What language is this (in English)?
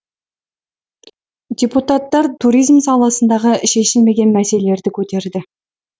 Kazakh